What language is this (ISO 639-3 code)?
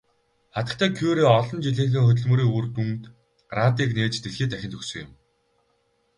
mon